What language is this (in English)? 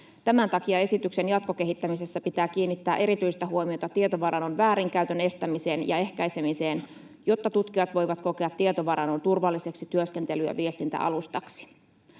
Finnish